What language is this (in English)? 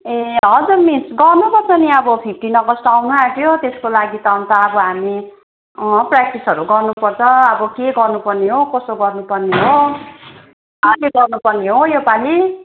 Nepali